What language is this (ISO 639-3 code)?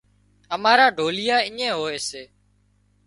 kxp